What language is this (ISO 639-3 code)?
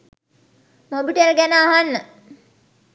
sin